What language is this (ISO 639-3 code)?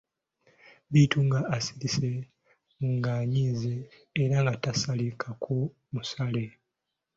lug